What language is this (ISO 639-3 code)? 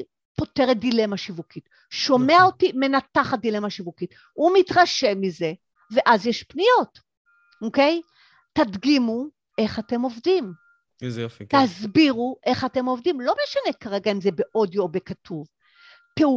heb